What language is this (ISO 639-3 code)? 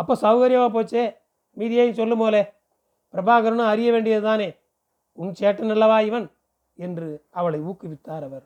tam